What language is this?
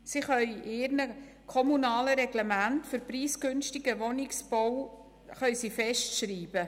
Swiss German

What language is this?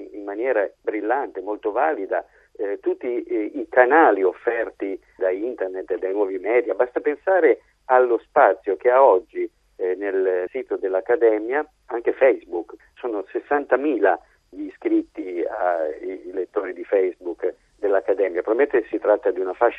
Italian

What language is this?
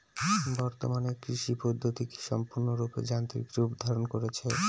Bangla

